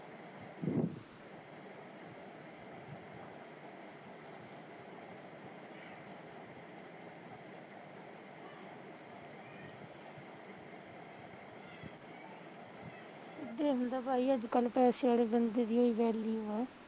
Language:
Punjabi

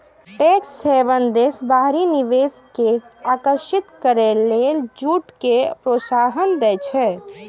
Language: Maithili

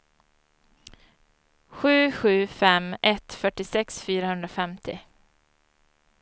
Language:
Swedish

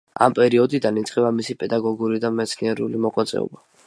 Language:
Georgian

